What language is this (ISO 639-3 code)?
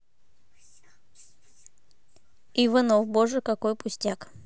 rus